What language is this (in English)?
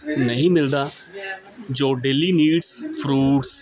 Punjabi